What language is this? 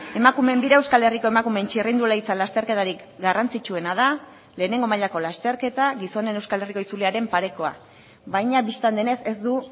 Basque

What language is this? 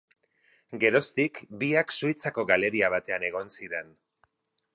Basque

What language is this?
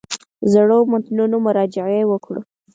Pashto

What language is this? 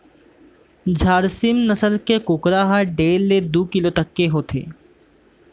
Chhattisgarhi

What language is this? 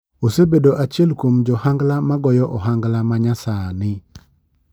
Luo (Kenya and Tanzania)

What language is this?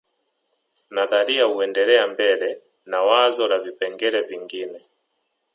Swahili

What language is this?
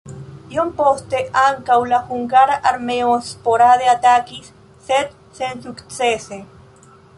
Esperanto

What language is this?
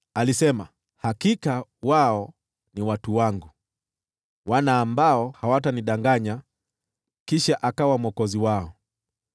Swahili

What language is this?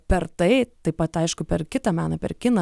Lithuanian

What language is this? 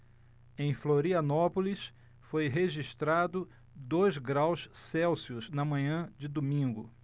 Portuguese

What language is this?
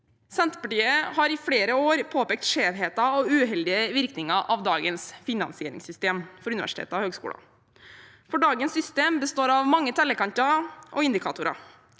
Norwegian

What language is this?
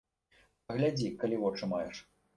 Belarusian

